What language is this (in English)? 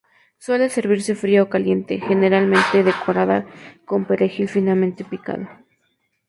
Spanish